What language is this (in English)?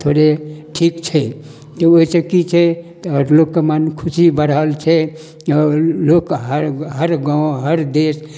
Maithili